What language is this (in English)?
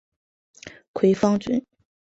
Chinese